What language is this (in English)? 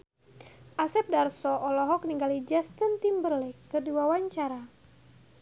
Sundanese